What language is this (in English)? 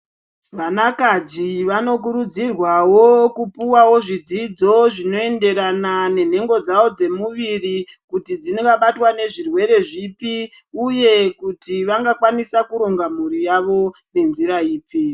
Ndau